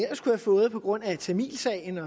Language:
Danish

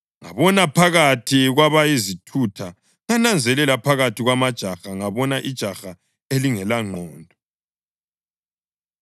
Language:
North Ndebele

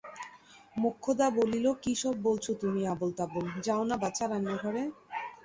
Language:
Bangla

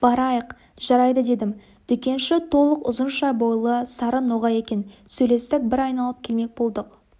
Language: Kazakh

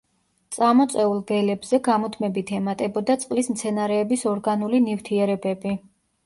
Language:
Georgian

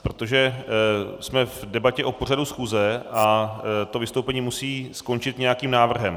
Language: Czech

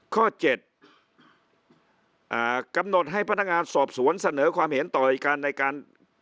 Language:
Thai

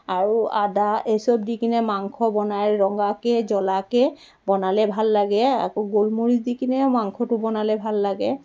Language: Assamese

